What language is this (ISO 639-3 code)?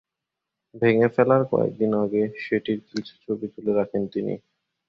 ben